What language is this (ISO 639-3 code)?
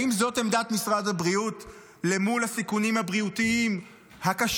heb